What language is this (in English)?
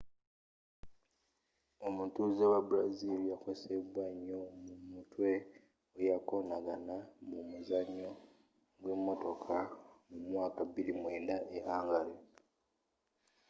Ganda